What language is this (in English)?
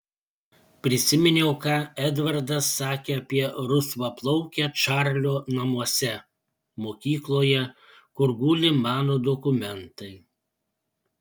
Lithuanian